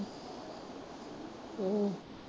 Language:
Punjabi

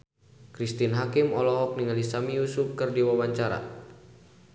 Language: Sundanese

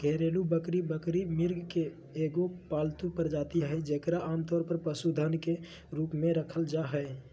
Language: Magahi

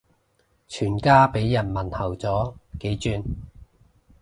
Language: Cantonese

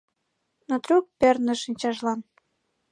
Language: Mari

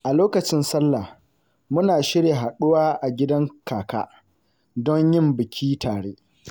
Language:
Hausa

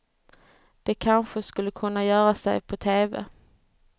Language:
Swedish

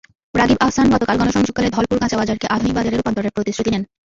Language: Bangla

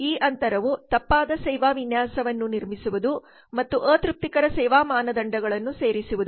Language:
Kannada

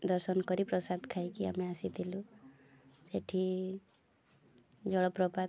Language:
Odia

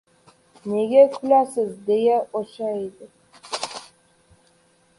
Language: Uzbek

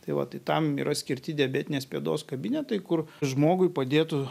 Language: Lithuanian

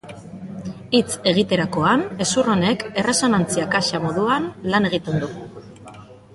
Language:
Basque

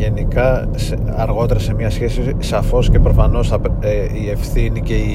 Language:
Greek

